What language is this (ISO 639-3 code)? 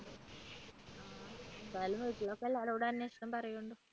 mal